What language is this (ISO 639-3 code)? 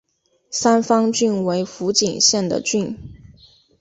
zho